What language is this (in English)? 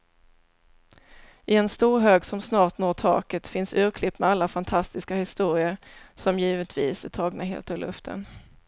Swedish